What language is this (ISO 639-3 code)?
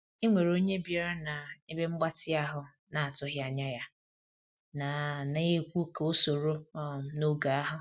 ibo